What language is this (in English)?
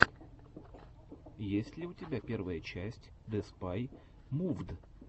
Russian